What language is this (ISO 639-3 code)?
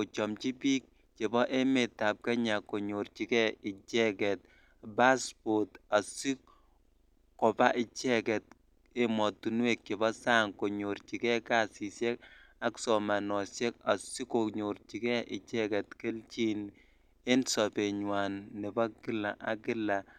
kln